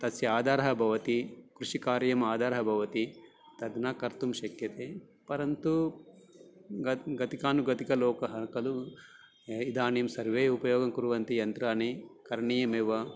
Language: Sanskrit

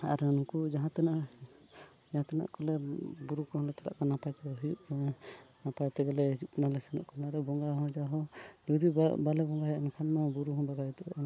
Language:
Santali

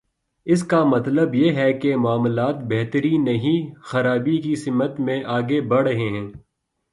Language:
Urdu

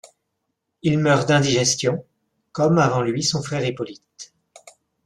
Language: French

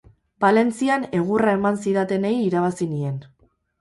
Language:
Basque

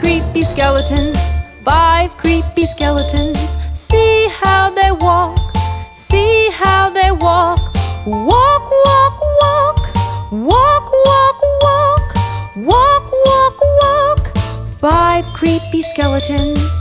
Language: English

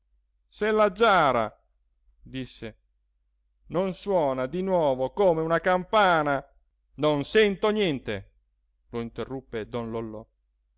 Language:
Italian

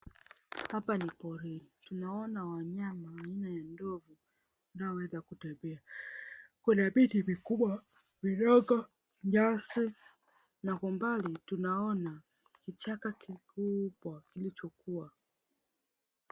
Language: Swahili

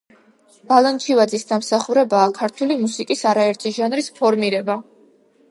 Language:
Georgian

